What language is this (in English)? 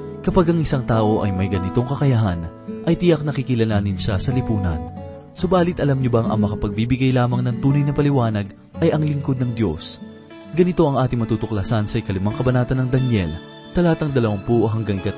Filipino